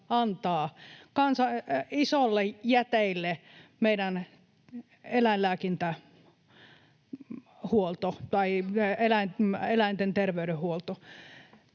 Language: Finnish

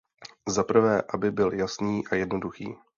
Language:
Czech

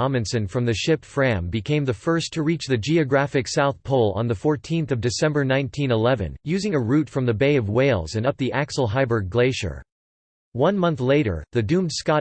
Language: English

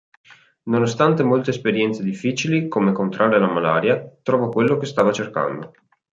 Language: Italian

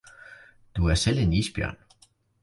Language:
Danish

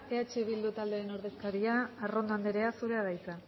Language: Basque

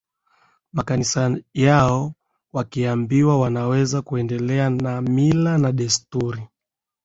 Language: Swahili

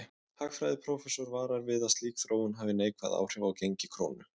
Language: Icelandic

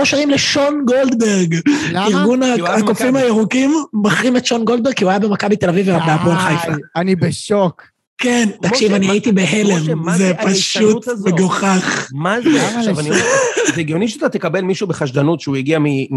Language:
Hebrew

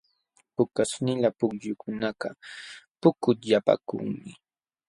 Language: Jauja Wanca Quechua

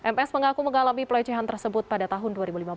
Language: Indonesian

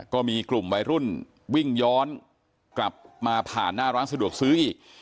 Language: Thai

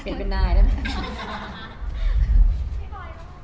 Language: Thai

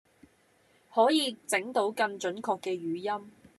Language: Cantonese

